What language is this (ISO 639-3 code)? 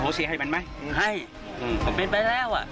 tha